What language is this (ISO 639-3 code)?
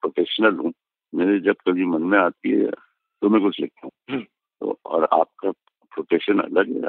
mar